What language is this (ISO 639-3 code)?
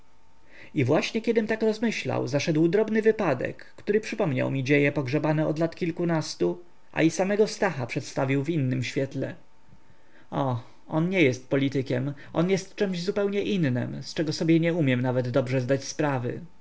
pol